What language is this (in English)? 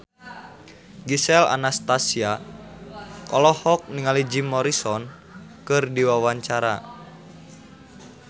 Sundanese